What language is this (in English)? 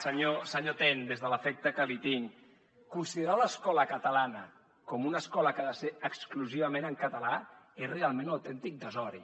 Catalan